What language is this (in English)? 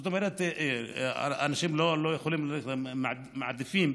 Hebrew